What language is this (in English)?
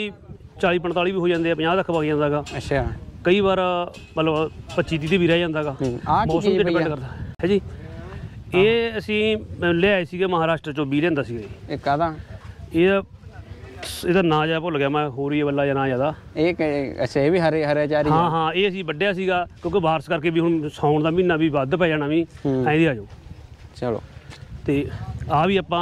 Punjabi